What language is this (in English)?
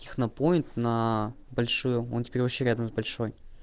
Russian